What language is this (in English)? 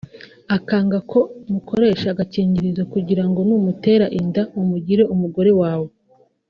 Kinyarwanda